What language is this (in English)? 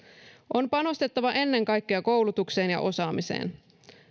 Finnish